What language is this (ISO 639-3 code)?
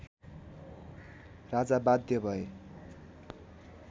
nep